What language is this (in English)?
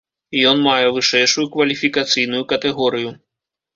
Belarusian